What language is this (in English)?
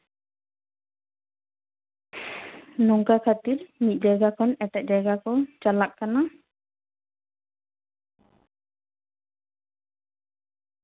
Santali